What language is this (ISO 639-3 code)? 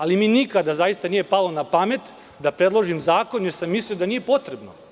srp